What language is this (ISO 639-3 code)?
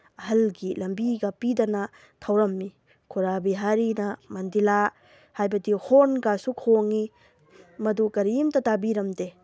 mni